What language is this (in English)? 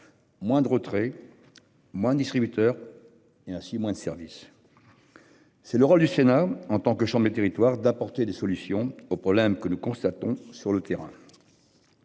French